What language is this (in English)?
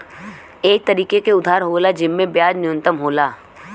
Bhojpuri